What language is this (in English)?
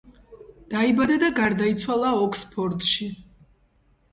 Georgian